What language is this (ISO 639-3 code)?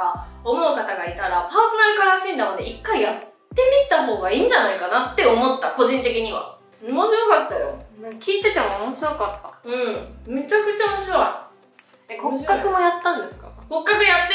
jpn